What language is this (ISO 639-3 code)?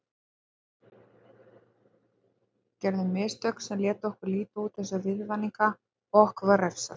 isl